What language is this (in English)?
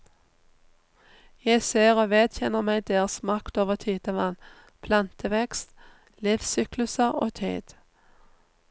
Norwegian